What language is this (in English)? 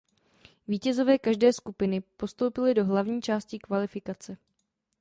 Czech